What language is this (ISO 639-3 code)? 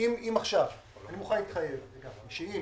heb